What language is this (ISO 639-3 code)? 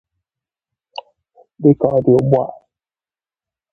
ibo